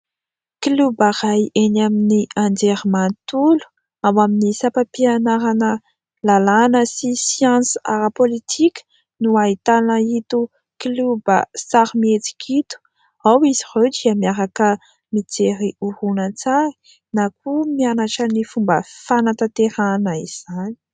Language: Malagasy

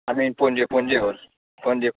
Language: Konkani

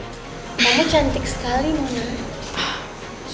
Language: Indonesian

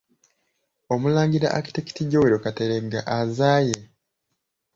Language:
Ganda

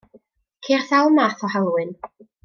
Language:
Welsh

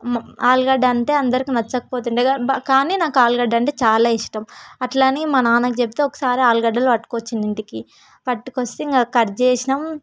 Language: Telugu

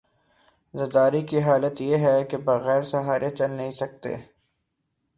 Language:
Urdu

